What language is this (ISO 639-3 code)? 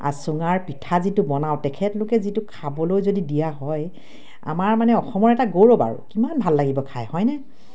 asm